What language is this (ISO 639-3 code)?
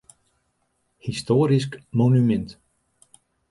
fry